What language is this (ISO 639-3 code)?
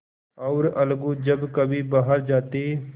hin